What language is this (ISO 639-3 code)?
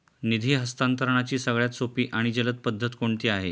mar